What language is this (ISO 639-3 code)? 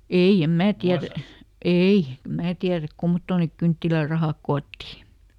fin